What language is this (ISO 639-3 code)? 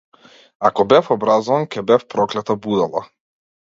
mkd